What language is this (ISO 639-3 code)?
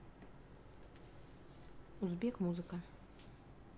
rus